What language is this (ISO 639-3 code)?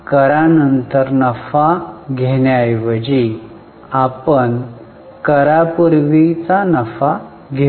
mar